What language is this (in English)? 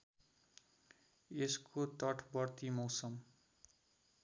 Nepali